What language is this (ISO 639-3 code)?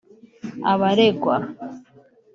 kin